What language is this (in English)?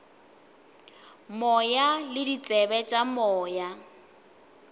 Northern Sotho